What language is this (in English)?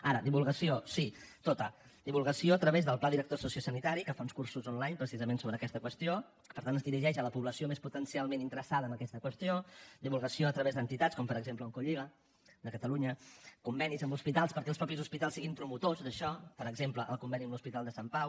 Catalan